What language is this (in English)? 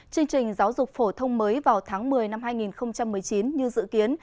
Vietnamese